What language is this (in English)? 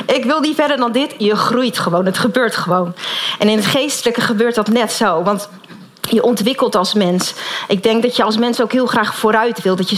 Dutch